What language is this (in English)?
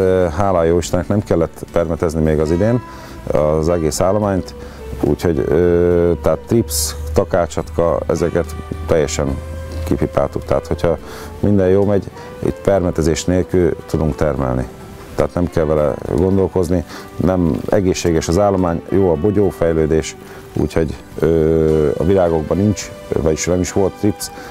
Hungarian